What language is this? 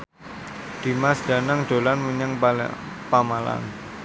Javanese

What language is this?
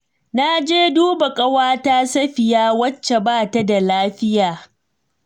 Hausa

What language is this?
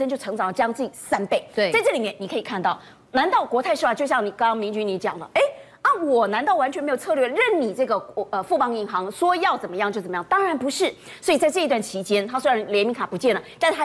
Chinese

